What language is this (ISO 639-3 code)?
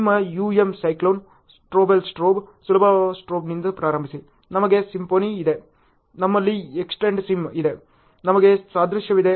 kan